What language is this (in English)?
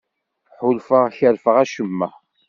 Kabyle